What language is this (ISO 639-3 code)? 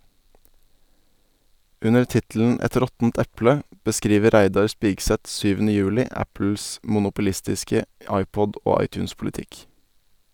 nor